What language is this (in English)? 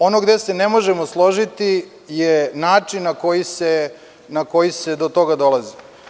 Serbian